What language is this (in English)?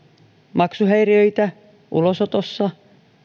Finnish